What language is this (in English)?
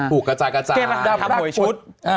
Thai